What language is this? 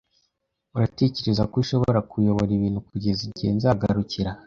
Kinyarwanda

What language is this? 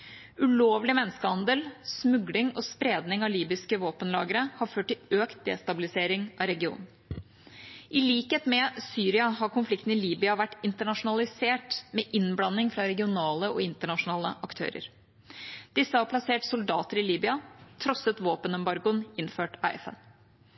Norwegian Bokmål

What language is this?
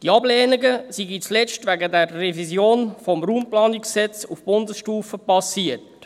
Swiss German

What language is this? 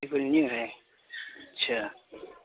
Urdu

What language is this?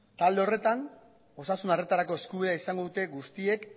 Basque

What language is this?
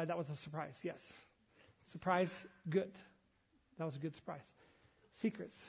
English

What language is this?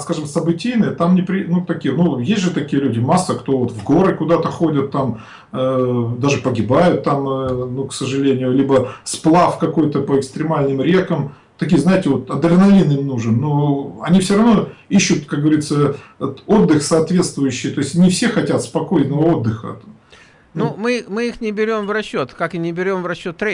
Russian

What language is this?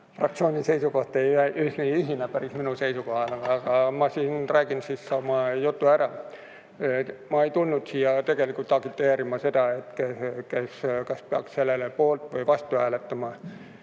Estonian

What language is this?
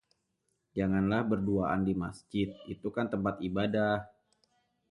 Indonesian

